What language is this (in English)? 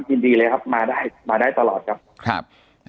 Thai